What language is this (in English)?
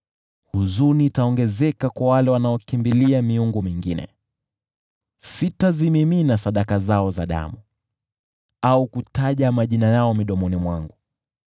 Swahili